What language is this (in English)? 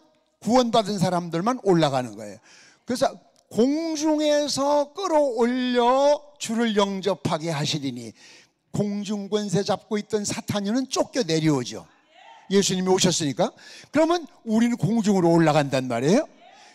Korean